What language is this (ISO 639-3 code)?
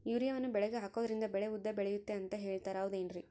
kan